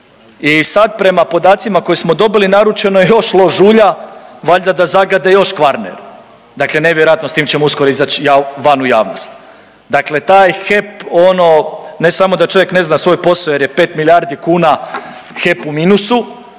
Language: Croatian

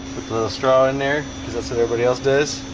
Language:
English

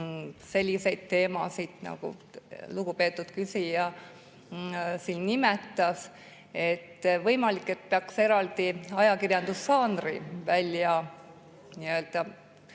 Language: Estonian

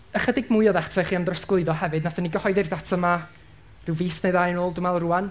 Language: Welsh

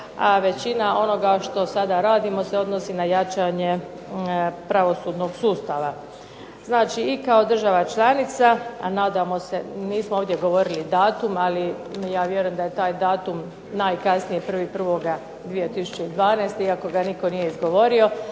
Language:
Croatian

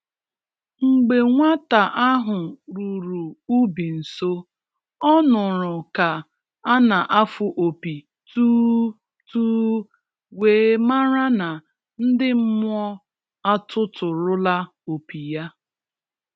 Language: Igbo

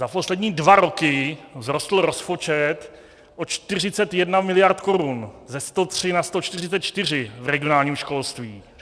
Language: Czech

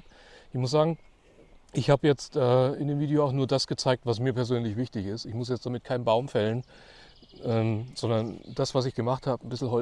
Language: German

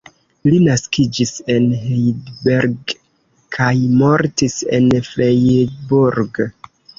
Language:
Esperanto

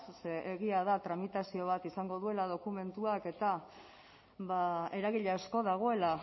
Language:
Basque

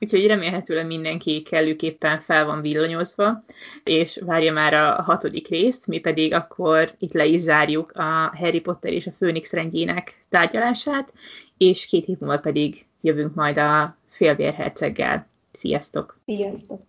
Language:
Hungarian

